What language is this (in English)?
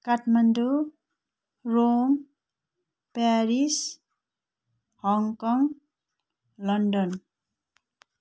Nepali